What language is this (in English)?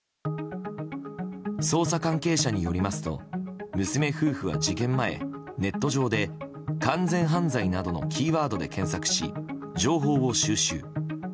Japanese